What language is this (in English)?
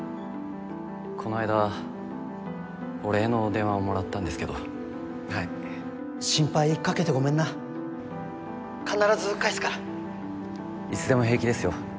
Japanese